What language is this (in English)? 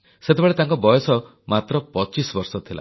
Odia